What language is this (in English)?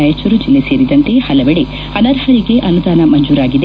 Kannada